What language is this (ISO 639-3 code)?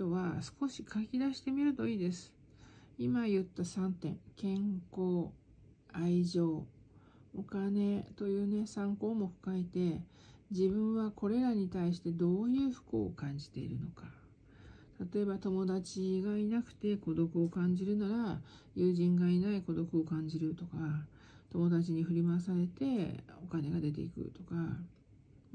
jpn